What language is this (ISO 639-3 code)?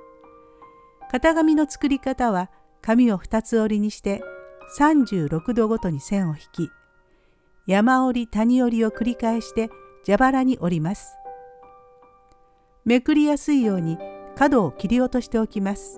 jpn